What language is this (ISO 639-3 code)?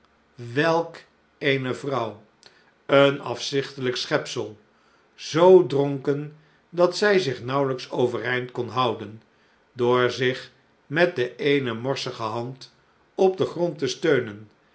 nld